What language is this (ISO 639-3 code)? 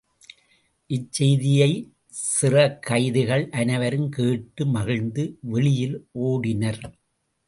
tam